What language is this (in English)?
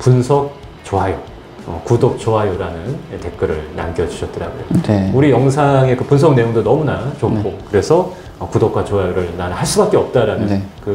Korean